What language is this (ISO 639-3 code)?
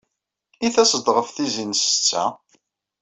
kab